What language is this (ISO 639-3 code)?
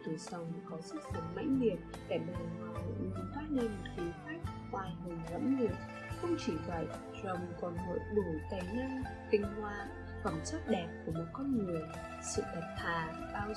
vie